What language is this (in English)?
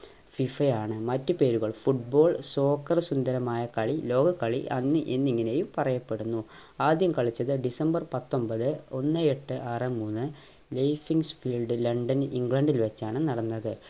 Malayalam